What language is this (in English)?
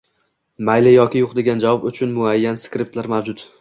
Uzbek